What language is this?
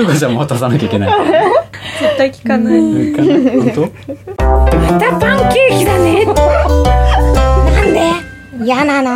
Japanese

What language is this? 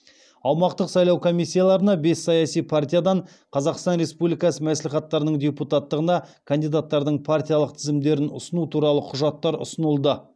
Kazakh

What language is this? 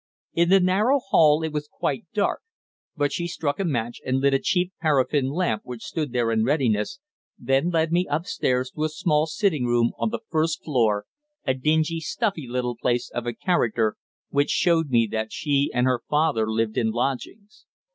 English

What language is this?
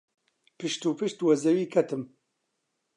Central Kurdish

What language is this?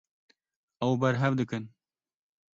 Kurdish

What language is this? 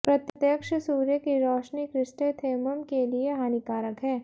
Hindi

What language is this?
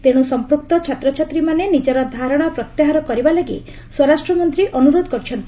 Odia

